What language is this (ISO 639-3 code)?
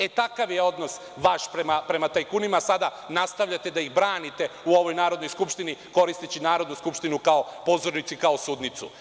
srp